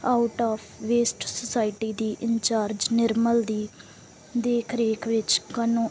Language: Punjabi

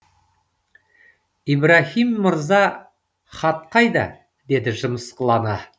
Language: Kazakh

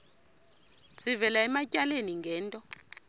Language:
Xhosa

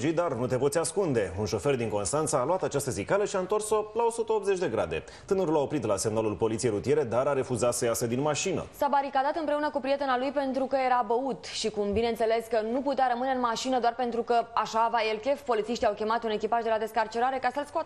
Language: Romanian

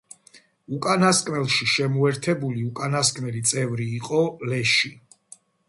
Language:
Georgian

